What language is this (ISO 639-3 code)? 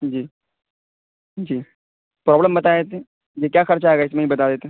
urd